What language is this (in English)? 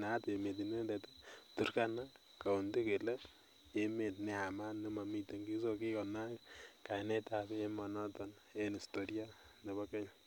Kalenjin